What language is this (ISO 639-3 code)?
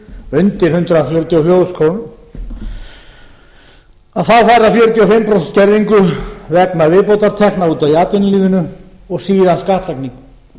isl